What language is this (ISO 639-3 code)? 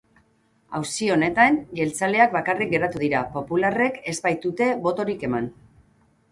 eus